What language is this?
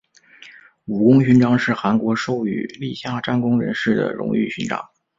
Chinese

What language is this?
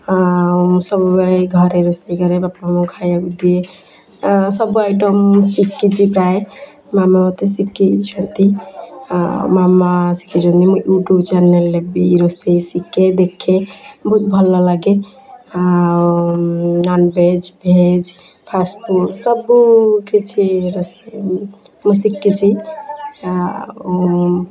Odia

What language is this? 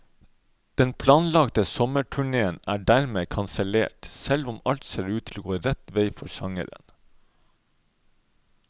Norwegian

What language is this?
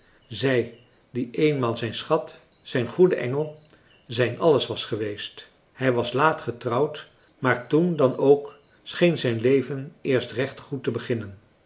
Dutch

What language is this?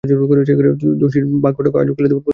Bangla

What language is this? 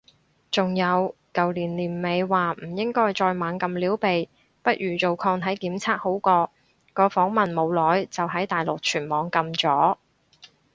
Cantonese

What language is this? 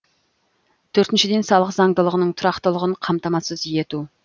Kazakh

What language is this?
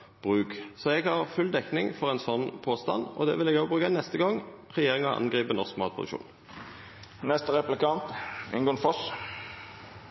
Norwegian Nynorsk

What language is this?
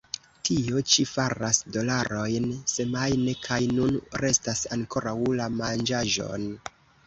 Esperanto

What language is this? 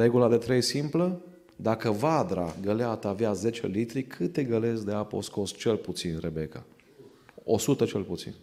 Romanian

